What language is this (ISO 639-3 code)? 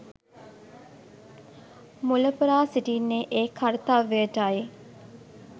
sin